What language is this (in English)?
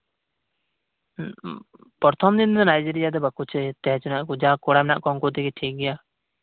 Santali